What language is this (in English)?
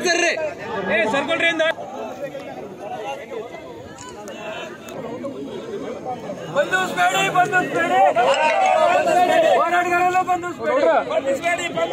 Arabic